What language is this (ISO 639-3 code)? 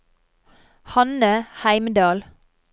nor